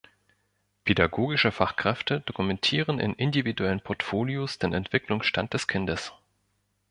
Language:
German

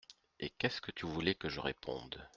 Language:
French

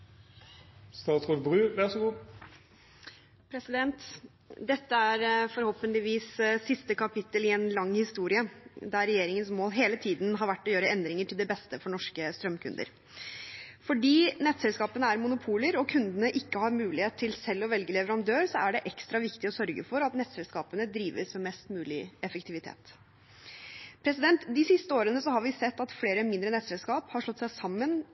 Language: Norwegian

